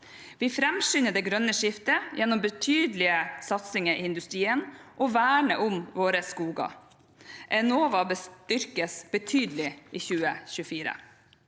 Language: Norwegian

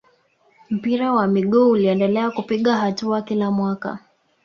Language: Swahili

